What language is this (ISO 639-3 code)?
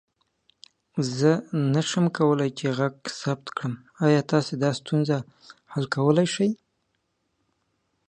pus